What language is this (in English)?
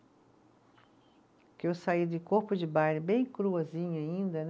Portuguese